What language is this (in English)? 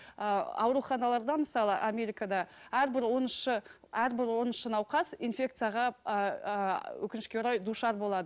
Kazakh